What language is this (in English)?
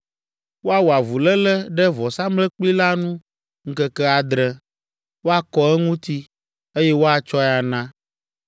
Ewe